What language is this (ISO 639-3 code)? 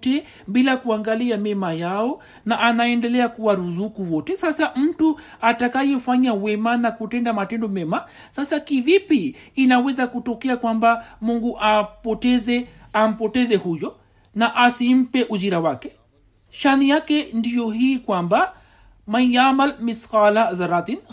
swa